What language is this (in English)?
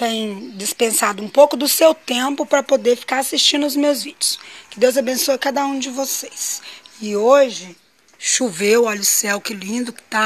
Portuguese